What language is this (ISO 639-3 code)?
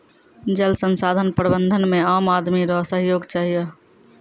mai